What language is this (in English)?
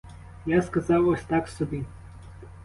Ukrainian